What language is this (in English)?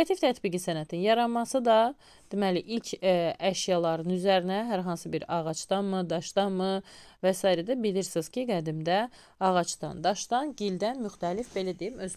Turkish